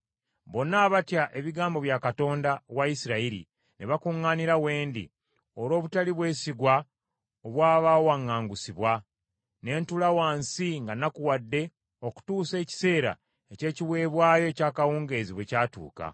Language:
Ganda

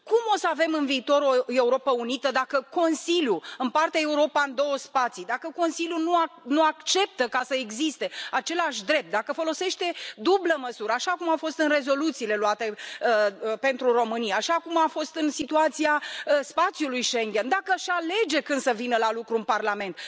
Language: Romanian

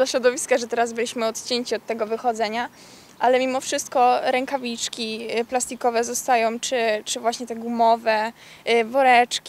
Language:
Polish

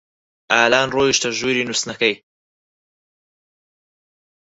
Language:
Central Kurdish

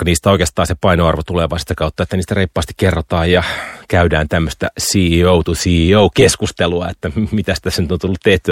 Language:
Finnish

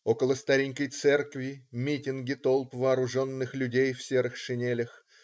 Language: Russian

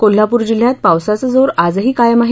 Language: Marathi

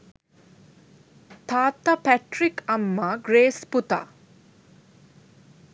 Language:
Sinhala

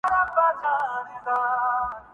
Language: Urdu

